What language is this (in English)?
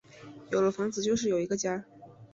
Chinese